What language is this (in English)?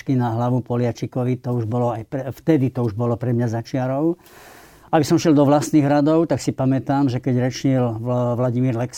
Slovak